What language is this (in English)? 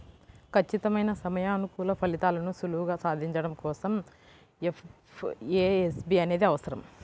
Telugu